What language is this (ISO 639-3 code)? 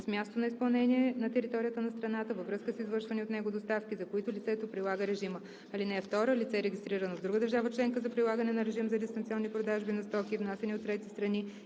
bul